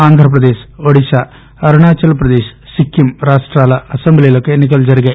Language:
Telugu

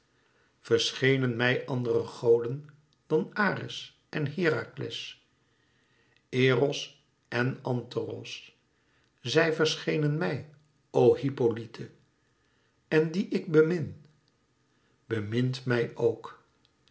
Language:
Dutch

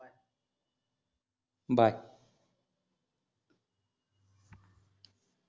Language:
Marathi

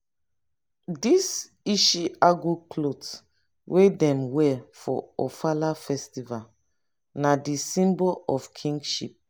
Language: Nigerian Pidgin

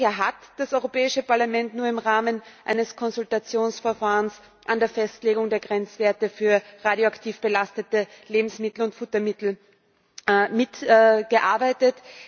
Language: German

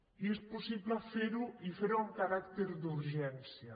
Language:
Catalan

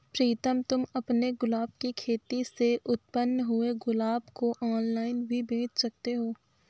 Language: Hindi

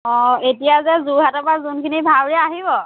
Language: Assamese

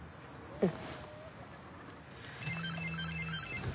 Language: Japanese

